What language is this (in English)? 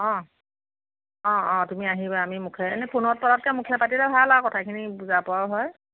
Assamese